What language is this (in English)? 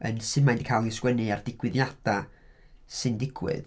Welsh